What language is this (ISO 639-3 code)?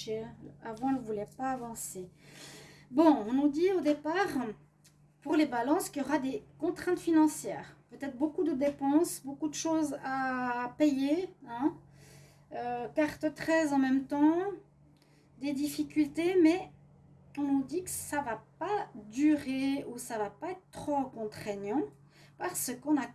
fra